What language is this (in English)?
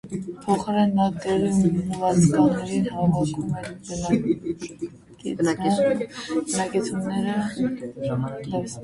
Armenian